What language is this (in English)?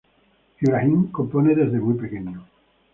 Spanish